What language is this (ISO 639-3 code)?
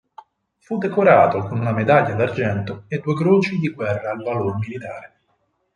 ita